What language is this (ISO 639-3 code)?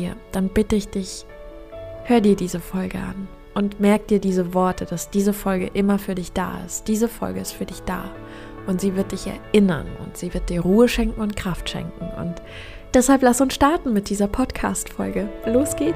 deu